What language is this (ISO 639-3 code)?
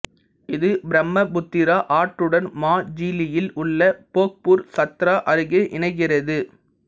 tam